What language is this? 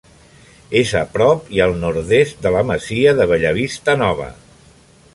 Catalan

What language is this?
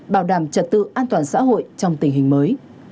Vietnamese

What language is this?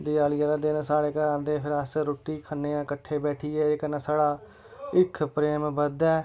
Dogri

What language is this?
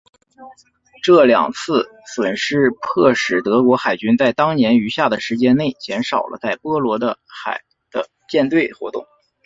Chinese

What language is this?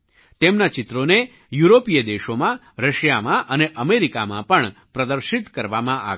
Gujarati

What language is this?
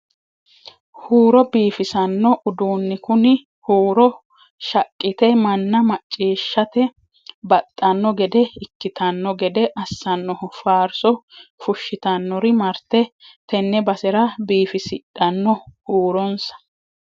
Sidamo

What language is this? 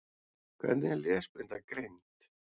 Icelandic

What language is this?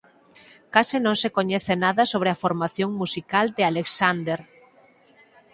Galician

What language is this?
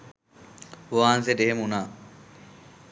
Sinhala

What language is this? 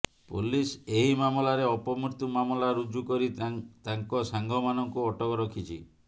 Odia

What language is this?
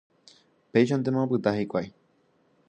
Guarani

